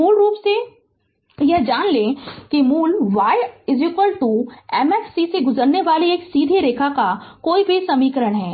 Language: Hindi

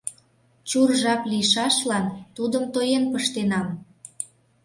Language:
Mari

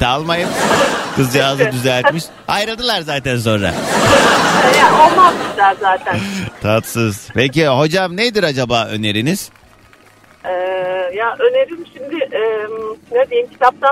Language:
Turkish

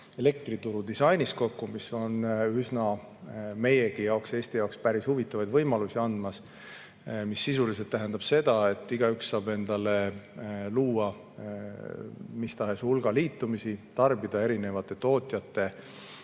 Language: Estonian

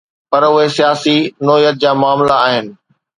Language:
Sindhi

